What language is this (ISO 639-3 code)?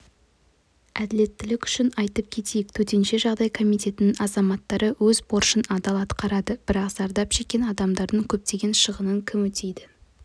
kaz